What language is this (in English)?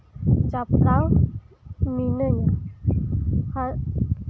Santali